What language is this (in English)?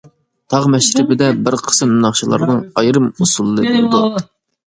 Uyghur